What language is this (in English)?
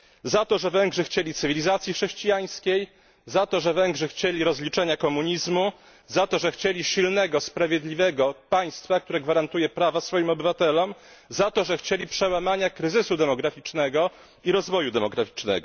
Polish